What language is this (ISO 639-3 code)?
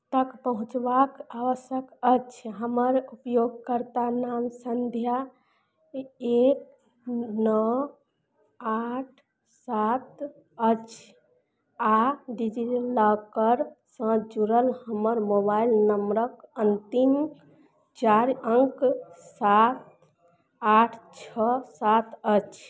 mai